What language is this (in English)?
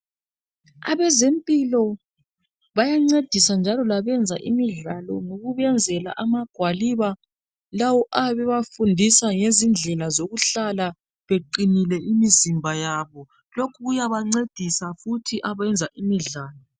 North Ndebele